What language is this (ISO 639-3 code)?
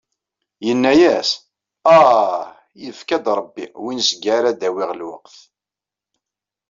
kab